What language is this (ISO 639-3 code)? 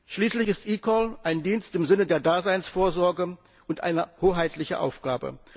deu